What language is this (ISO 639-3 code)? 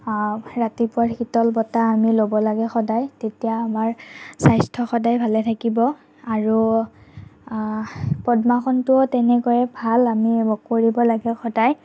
asm